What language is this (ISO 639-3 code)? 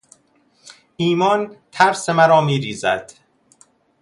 fas